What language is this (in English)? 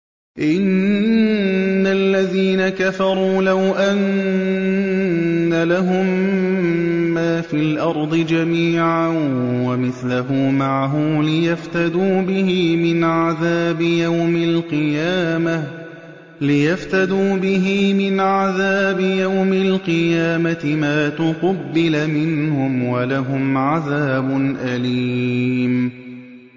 Arabic